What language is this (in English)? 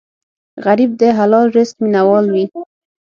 Pashto